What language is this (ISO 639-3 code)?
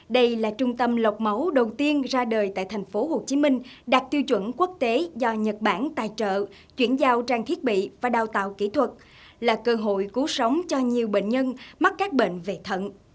vie